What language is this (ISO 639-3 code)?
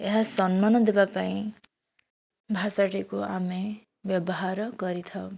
ori